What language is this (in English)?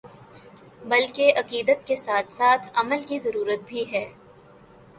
Urdu